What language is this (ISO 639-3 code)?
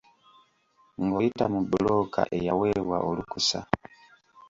lug